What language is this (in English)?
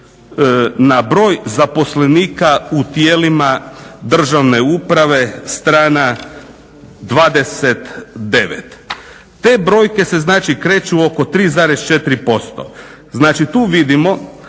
Croatian